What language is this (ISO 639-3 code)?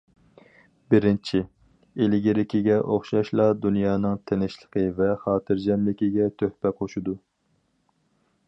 uig